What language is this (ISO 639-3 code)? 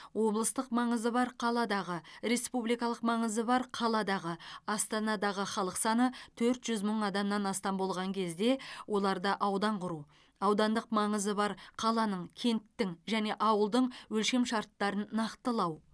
kaz